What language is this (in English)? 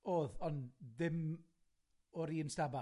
Welsh